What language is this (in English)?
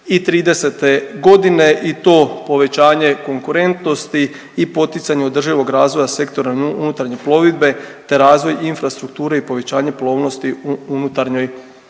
Croatian